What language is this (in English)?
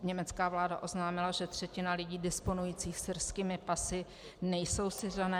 Czech